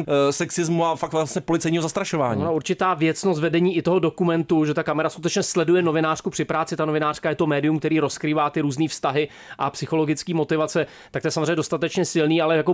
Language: Czech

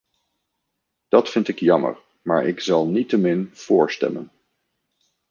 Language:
Dutch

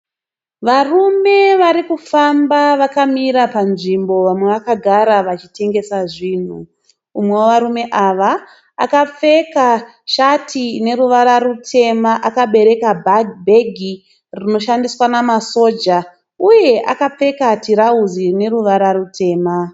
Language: Shona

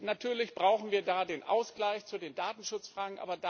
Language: German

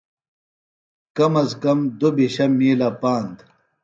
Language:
Phalura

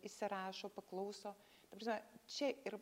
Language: Lithuanian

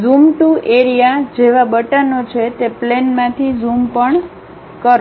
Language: Gujarati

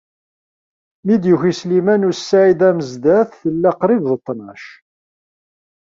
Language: Kabyle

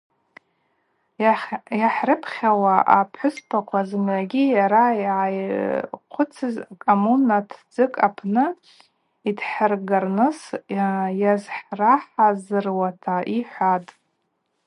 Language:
Abaza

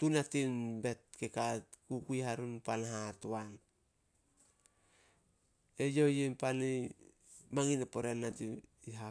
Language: Solos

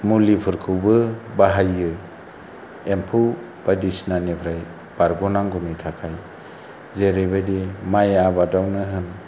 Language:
Bodo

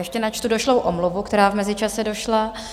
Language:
Czech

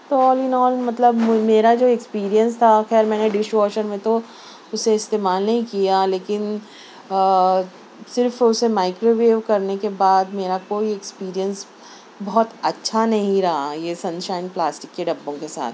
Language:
Urdu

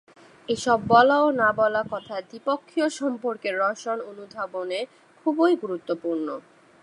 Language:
Bangla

